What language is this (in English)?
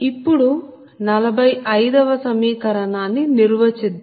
Telugu